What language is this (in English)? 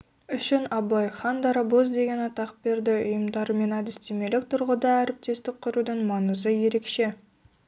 Kazakh